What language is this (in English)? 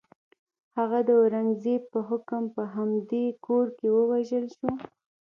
Pashto